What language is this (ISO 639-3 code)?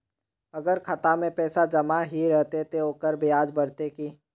mag